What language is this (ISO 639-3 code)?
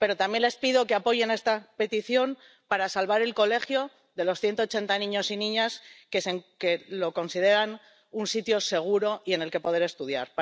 spa